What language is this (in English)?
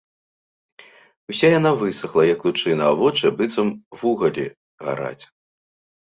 Belarusian